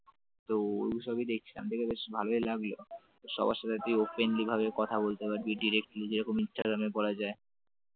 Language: Bangla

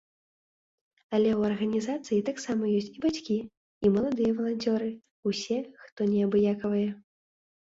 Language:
Belarusian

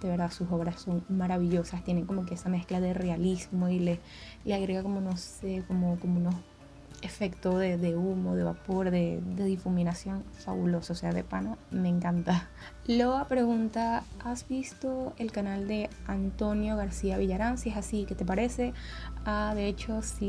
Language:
Spanish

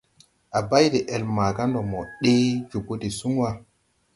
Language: Tupuri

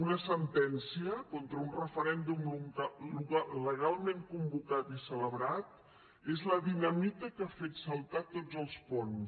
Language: Catalan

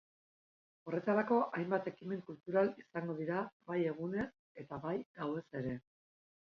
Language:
Basque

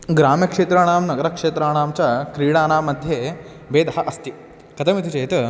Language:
Sanskrit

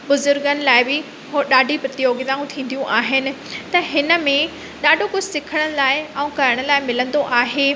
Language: Sindhi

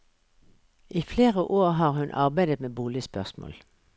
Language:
Norwegian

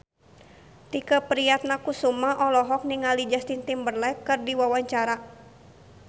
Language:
Sundanese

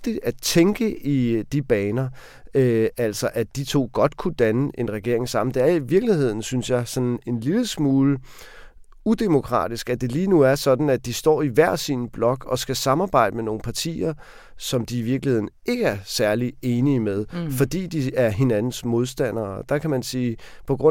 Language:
Danish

